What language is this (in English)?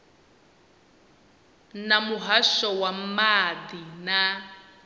Venda